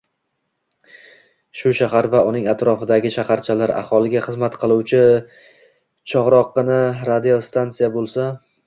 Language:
Uzbek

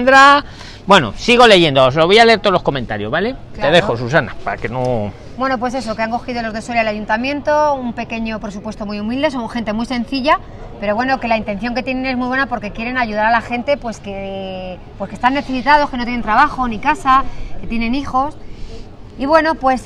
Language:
Spanish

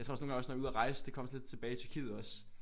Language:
Danish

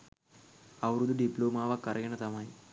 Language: Sinhala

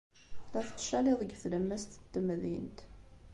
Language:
Kabyle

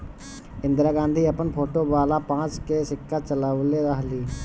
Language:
Bhojpuri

